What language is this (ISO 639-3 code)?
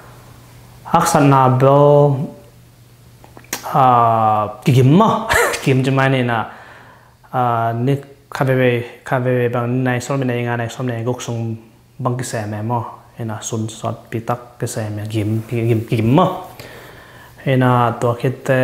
tha